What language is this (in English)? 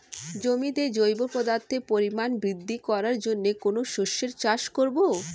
Bangla